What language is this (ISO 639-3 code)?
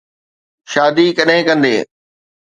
snd